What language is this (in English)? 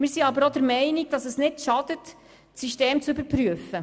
Swiss German